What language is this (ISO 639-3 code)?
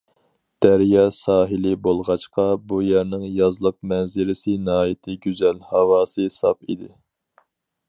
uig